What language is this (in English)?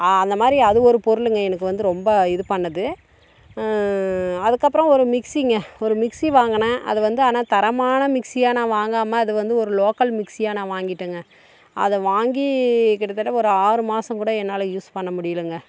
Tamil